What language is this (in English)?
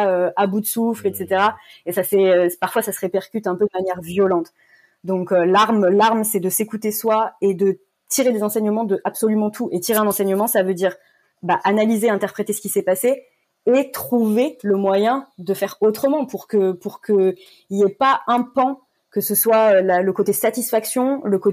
French